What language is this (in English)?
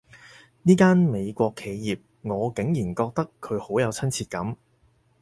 Cantonese